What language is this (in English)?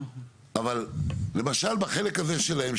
Hebrew